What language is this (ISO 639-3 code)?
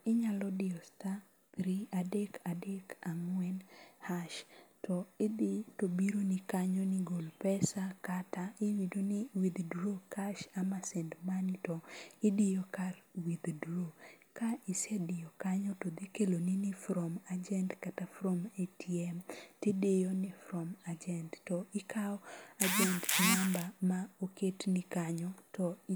luo